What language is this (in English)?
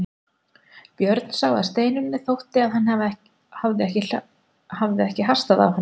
Icelandic